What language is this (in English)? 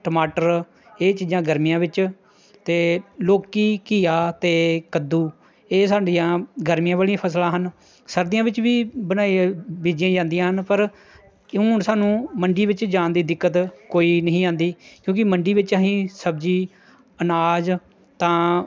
Punjabi